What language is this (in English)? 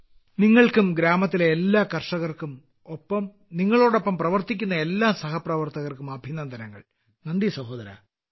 Malayalam